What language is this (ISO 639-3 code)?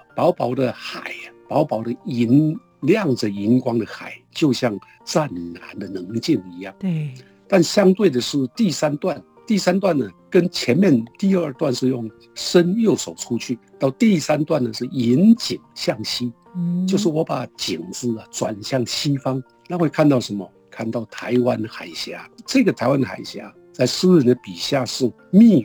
zho